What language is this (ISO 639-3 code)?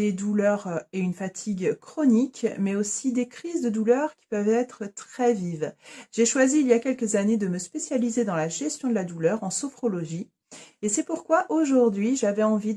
fra